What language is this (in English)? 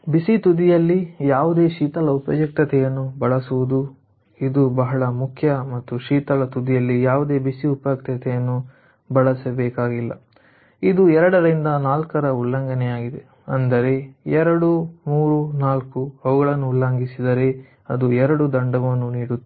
Kannada